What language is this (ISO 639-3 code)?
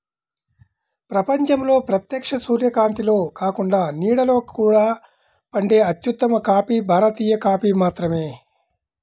tel